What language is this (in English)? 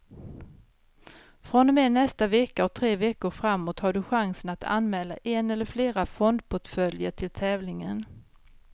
Swedish